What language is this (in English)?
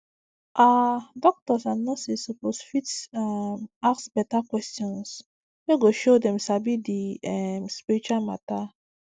Nigerian Pidgin